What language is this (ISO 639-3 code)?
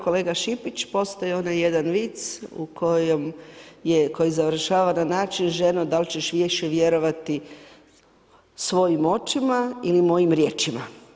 hrv